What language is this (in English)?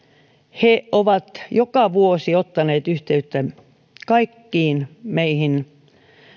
Finnish